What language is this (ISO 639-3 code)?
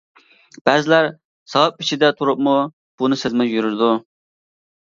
uig